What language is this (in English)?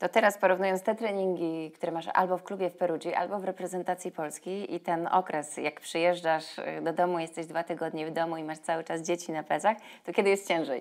Polish